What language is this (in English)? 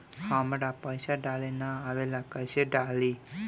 Bhojpuri